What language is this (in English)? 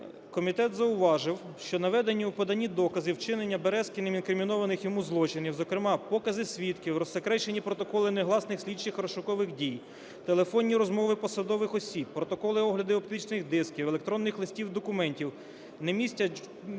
Ukrainian